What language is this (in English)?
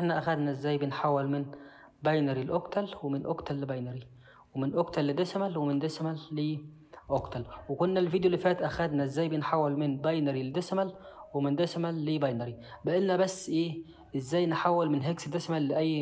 Arabic